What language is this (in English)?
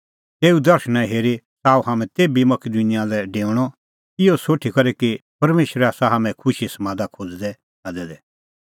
Kullu Pahari